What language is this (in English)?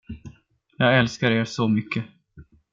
Swedish